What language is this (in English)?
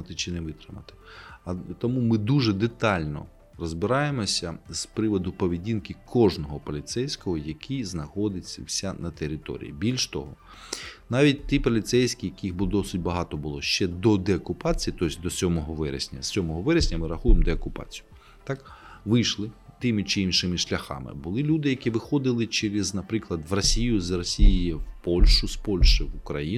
Ukrainian